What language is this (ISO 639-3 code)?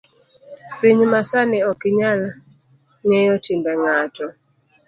luo